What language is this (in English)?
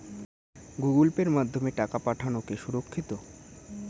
Bangla